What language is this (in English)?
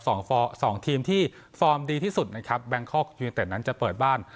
Thai